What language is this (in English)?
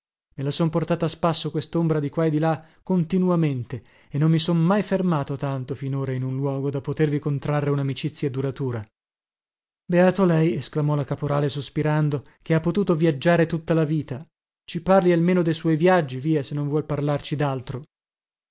Italian